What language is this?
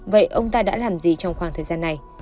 Vietnamese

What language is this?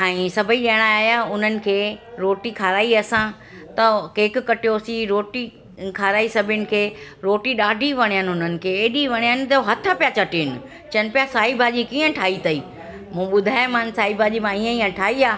Sindhi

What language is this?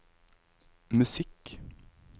Norwegian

